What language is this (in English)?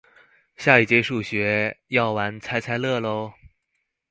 Chinese